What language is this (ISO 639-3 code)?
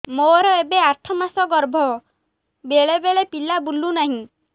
ori